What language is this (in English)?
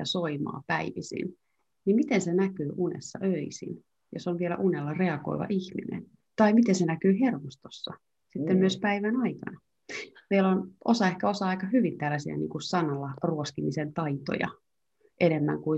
Finnish